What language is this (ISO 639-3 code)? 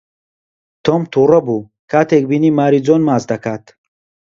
ckb